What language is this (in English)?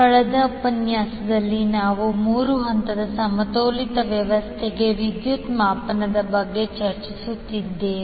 Kannada